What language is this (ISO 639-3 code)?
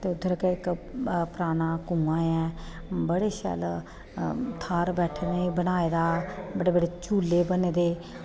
doi